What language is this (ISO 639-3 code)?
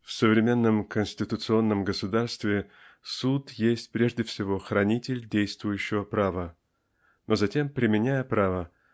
rus